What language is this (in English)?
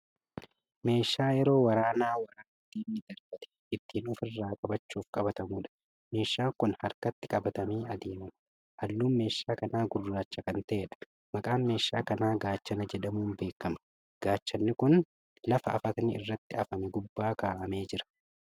Oromo